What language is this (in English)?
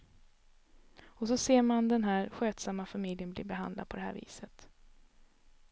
Swedish